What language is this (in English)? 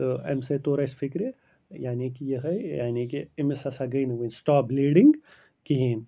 Kashmiri